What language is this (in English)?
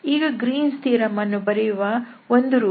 Kannada